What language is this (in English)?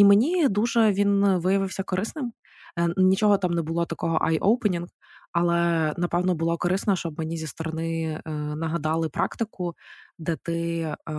Ukrainian